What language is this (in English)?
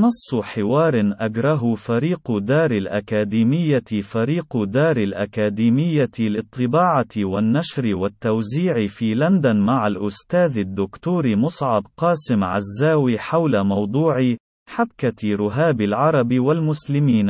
Arabic